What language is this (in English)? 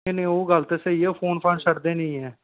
Dogri